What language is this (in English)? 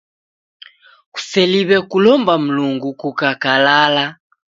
Taita